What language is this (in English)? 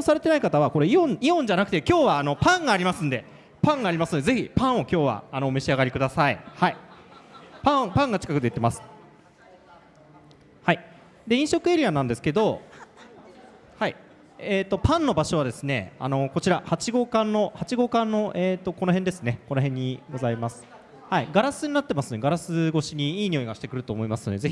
Japanese